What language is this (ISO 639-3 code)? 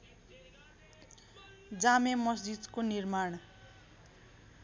nep